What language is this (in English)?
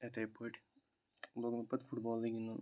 Kashmiri